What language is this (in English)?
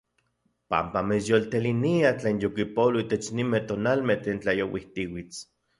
Central Puebla Nahuatl